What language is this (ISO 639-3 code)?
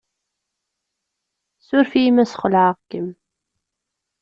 kab